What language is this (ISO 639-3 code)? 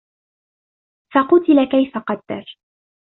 ara